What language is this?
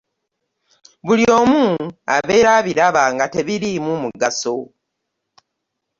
Ganda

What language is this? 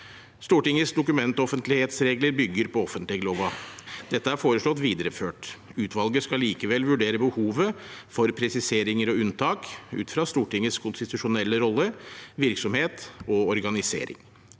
Norwegian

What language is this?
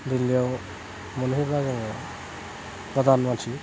Bodo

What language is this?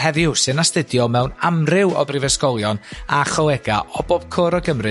Welsh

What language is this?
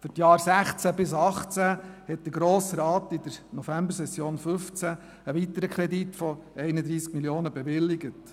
Swiss German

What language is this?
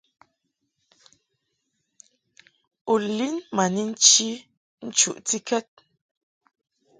Mungaka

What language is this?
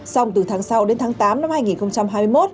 Vietnamese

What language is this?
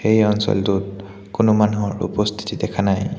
Assamese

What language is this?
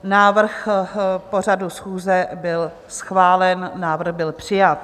Czech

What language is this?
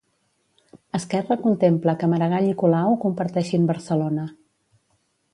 Catalan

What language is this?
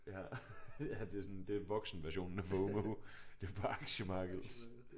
Danish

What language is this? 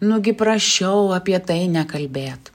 Lithuanian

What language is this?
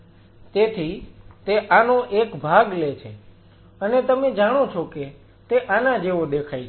Gujarati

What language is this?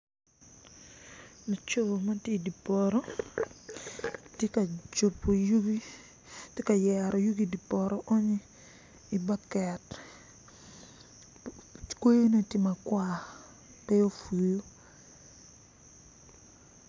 Acoli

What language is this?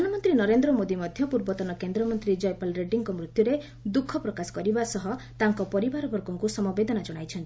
Odia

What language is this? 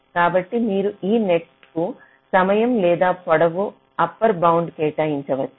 Telugu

